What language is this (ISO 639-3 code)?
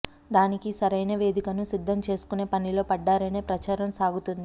tel